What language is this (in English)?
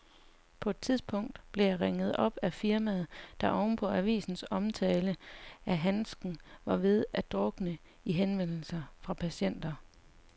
Danish